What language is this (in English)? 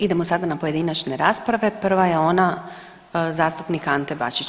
Croatian